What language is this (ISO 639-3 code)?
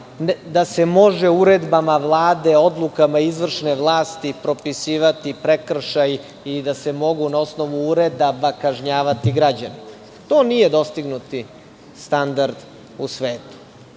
srp